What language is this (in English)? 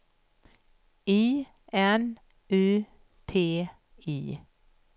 Swedish